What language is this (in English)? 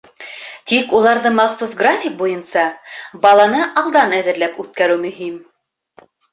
Bashkir